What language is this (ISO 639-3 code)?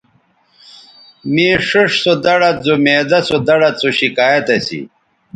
btv